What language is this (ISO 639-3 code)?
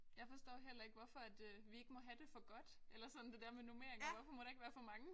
dan